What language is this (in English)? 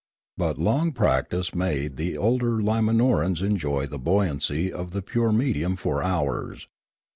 English